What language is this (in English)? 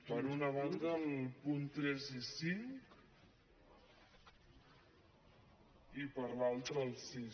Catalan